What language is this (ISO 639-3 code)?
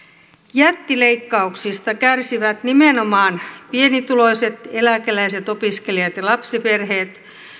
fin